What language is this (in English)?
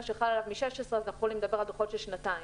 Hebrew